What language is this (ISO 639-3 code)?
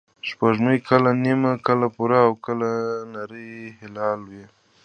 pus